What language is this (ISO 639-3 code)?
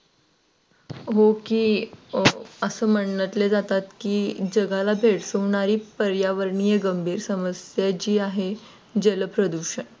mar